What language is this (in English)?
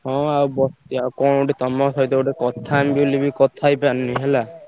Odia